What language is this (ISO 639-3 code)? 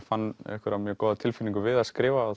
isl